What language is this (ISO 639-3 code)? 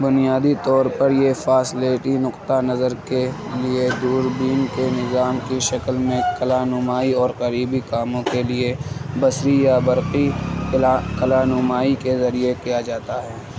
urd